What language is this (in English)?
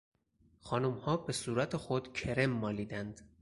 Persian